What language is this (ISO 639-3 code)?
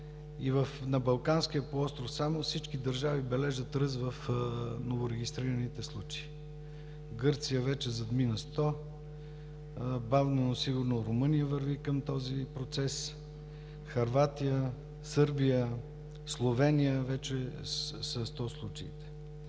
bul